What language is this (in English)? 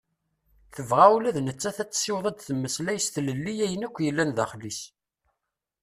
Kabyle